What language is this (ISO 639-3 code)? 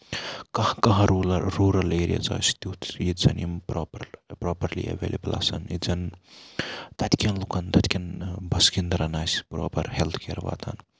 kas